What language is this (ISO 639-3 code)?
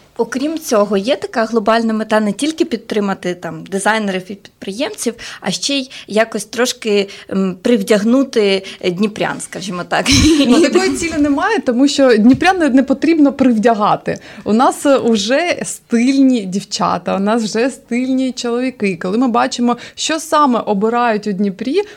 ukr